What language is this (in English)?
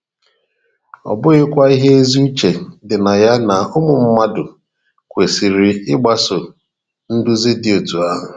Igbo